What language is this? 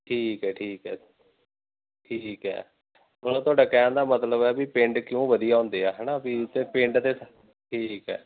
Punjabi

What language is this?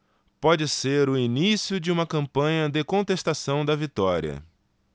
Portuguese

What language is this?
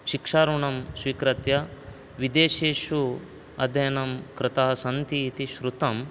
Sanskrit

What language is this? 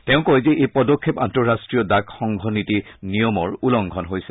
Assamese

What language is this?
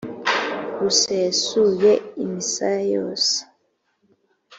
Kinyarwanda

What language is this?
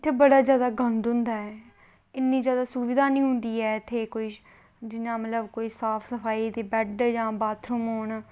Dogri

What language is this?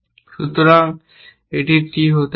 Bangla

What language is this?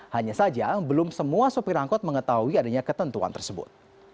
Indonesian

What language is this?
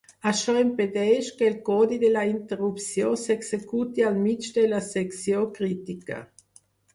Catalan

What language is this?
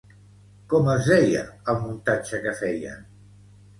Catalan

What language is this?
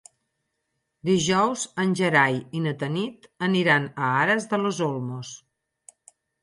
Catalan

